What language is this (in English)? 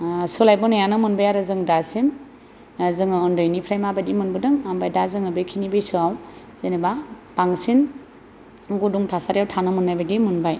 Bodo